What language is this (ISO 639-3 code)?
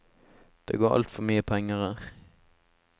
nor